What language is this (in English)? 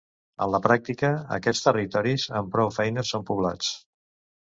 Catalan